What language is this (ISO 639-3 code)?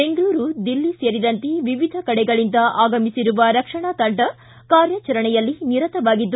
kan